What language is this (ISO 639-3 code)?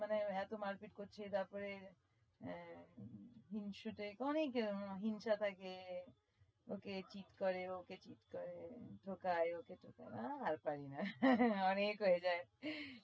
ben